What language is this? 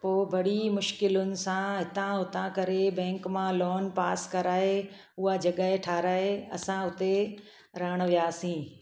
Sindhi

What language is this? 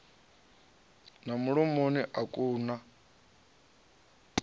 Venda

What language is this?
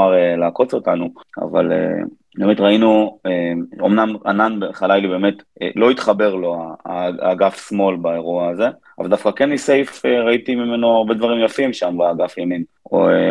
Hebrew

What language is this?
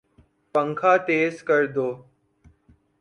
Urdu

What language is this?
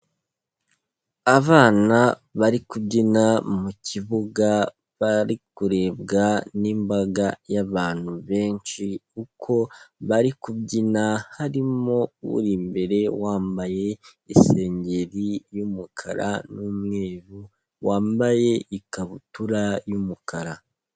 Kinyarwanda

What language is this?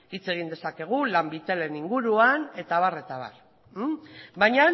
Basque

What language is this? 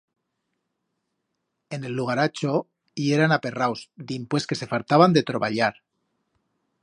Aragonese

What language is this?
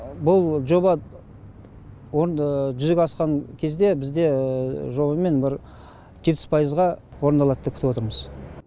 Kazakh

